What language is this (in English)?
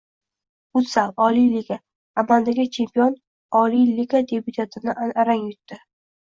Uzbek